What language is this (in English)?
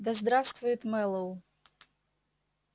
Russian